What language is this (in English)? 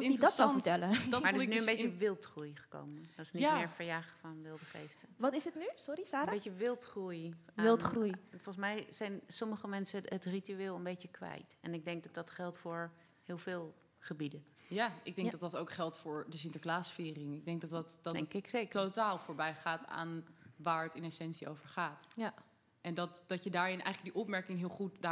Dutch